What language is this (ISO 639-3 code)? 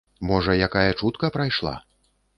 bel